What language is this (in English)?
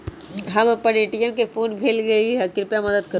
Magahi